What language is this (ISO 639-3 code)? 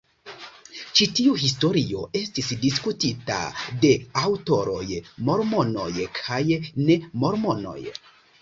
epo